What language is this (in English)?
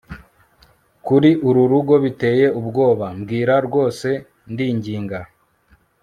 Kinyarwanda